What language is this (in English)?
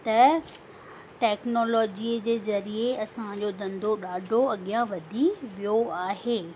Sindhi